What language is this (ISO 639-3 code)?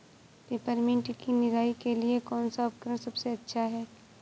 hin